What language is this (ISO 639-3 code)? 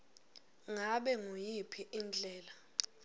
ssw